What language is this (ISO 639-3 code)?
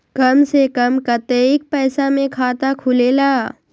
mag